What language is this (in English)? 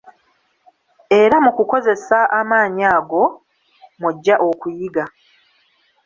Ganda